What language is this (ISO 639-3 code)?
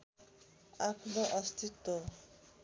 nep